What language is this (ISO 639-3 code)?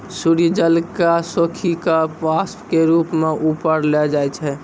mai